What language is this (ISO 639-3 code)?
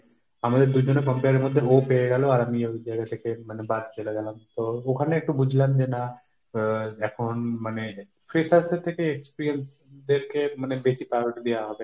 ben